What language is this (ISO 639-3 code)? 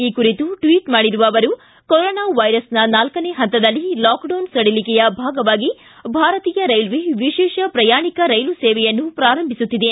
kan